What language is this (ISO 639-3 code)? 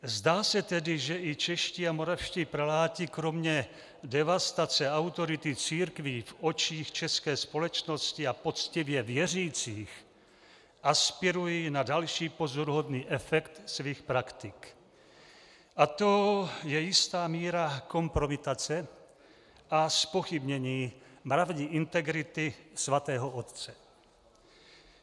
ces